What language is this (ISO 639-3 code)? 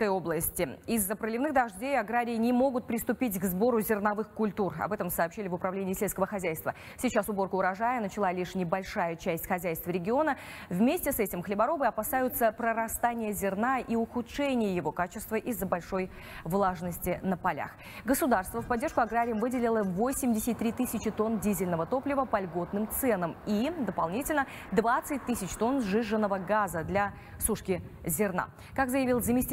rus